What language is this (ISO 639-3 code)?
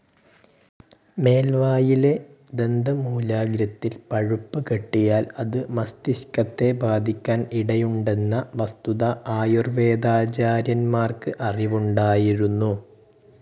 mal